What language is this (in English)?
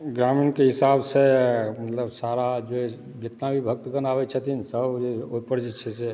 Maithili